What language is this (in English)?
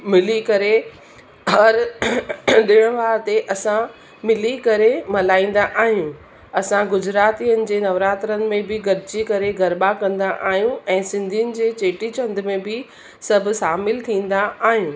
Sindhi